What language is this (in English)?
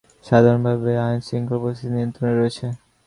Bangla